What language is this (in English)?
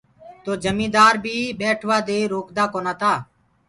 Gurgula